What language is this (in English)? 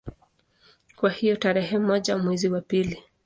Swahili